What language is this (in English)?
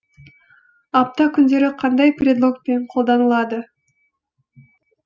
Kazakh